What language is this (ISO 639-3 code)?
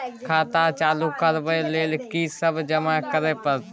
mai